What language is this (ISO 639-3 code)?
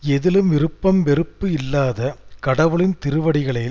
tam